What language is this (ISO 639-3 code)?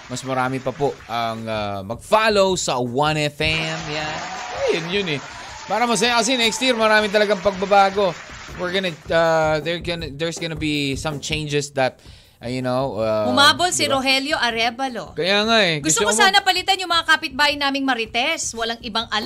fil